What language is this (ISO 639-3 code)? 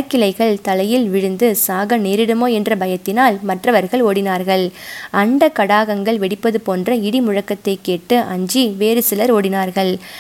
tam